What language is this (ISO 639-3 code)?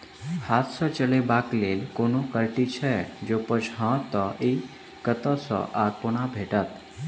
mai